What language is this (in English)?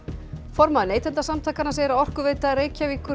Icelandic